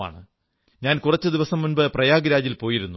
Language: Malayalam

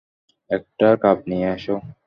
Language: Bangla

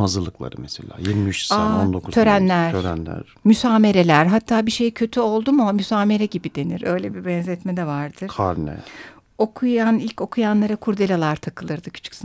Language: Turkish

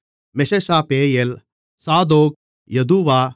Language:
Tamil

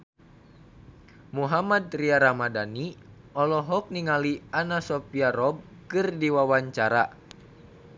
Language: Sundanese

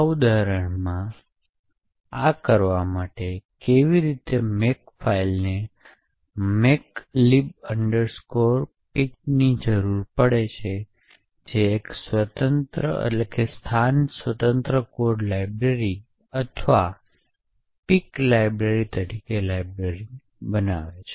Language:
Gujarati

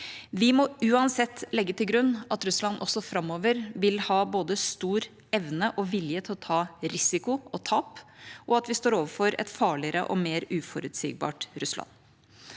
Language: Norwegian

